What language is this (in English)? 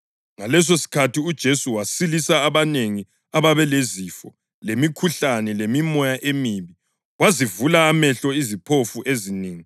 North Ndebele